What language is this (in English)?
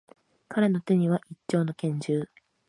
Japanese